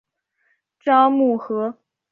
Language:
Chinese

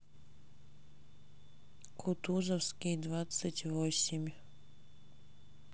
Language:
Russian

